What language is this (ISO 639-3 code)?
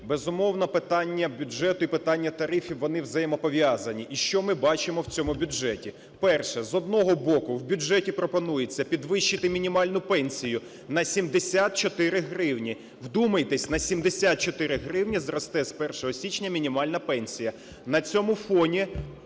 ukr